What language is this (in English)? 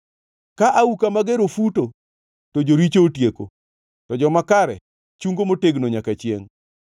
Luo (Kenya and Tanzania)